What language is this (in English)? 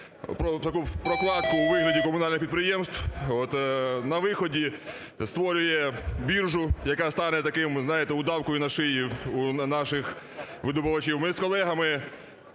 Ukrainian